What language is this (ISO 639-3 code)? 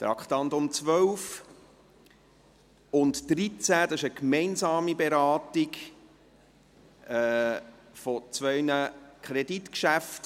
gsw